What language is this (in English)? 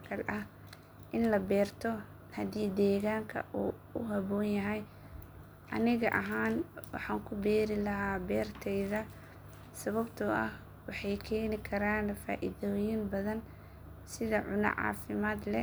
Somali